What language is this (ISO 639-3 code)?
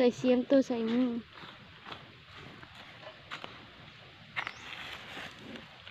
tha